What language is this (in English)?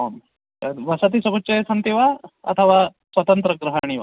Sanskrit